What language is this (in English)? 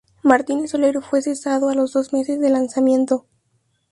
Spanish